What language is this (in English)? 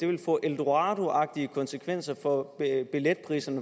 Danish